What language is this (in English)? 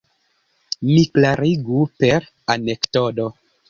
Esperanto